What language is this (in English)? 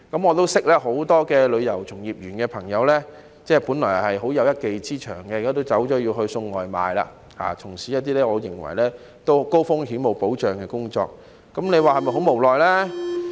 Cantonese